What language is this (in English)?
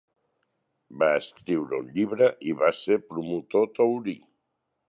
Catalan